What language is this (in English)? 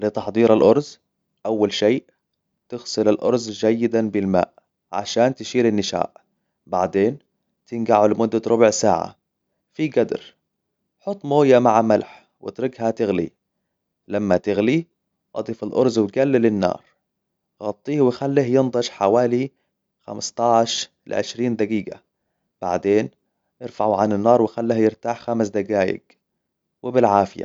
Hijazi Arabic